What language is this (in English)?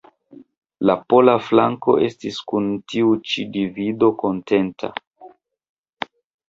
Esperanto